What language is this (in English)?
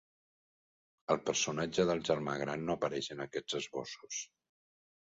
Catalan